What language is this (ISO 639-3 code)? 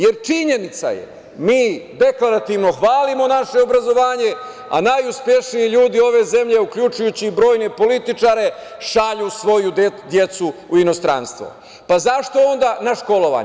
srp